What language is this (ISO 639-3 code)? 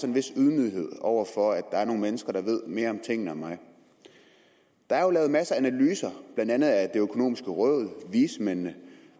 dan